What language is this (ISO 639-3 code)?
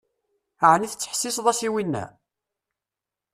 kab